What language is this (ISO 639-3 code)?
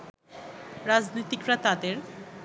ben